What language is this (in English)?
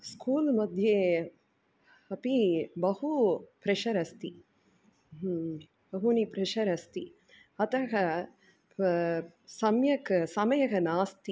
Sanskrit